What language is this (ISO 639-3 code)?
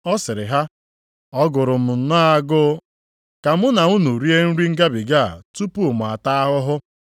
ibo